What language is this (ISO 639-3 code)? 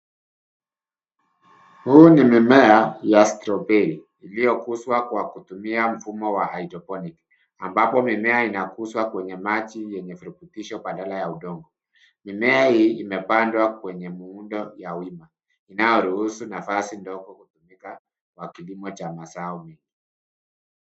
swa